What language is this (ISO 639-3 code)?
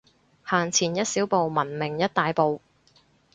yue